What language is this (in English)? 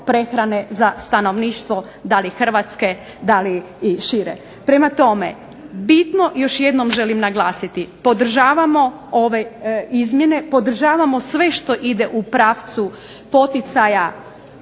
Croatian